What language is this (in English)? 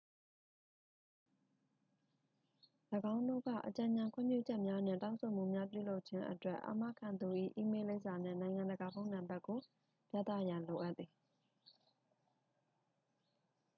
Burmese